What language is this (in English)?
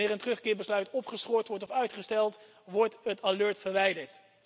Dutch